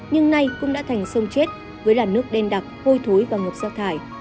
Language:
Vietnamese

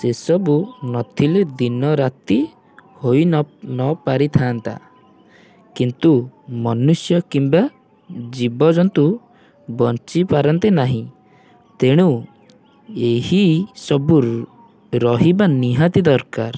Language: Odia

